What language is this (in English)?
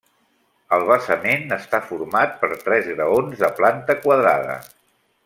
Catalan